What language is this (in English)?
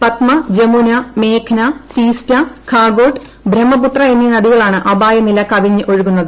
Malayalam